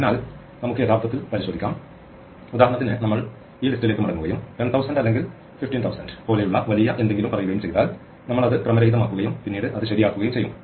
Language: Malayalam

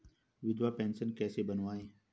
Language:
Hindi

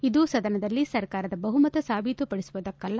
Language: Kannada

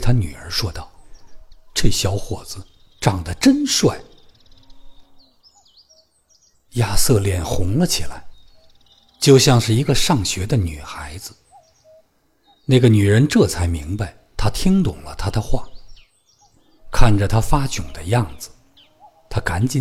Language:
Chinese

